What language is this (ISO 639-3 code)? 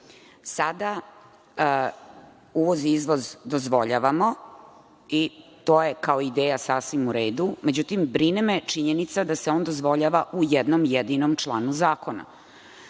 srp